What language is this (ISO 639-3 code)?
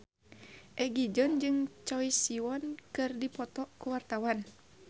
sun